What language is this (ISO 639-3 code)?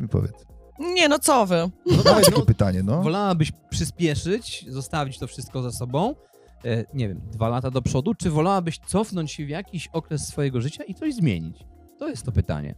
pol